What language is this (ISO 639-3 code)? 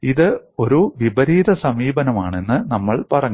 mal